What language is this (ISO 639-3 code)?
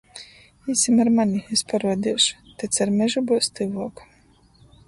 ltg